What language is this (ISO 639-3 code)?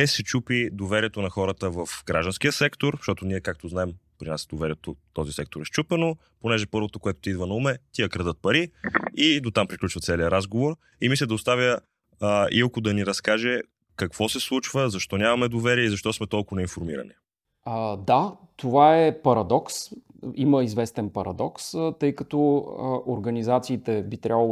bul